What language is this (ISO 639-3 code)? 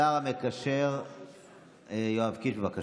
heb